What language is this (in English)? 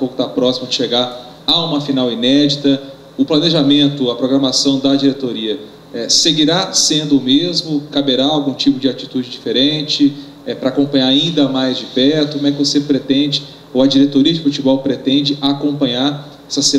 Portuguese